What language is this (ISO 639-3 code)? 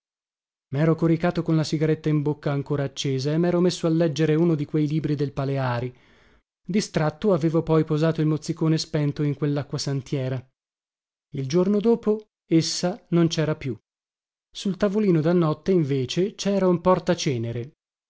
ita